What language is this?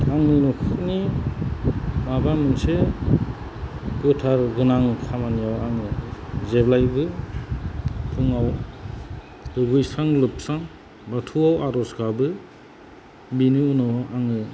Bodo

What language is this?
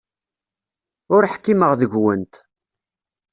Kabyle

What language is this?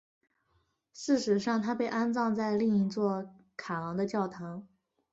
Chinese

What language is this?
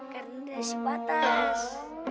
Indonesian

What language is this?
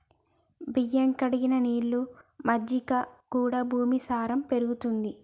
Telugu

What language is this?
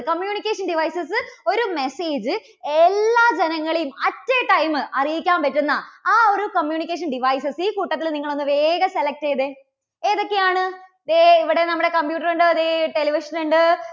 Malayalam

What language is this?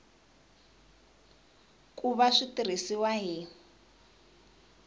Tsonga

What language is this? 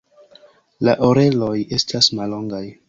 Esperanto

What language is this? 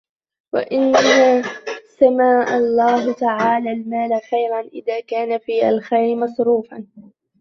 Arabic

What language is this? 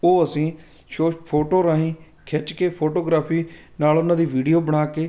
Punjabi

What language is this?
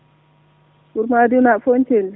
Fula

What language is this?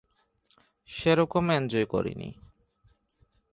Bangla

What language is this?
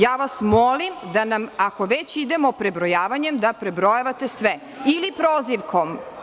Serbian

